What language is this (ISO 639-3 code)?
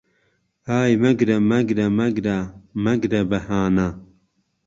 ckb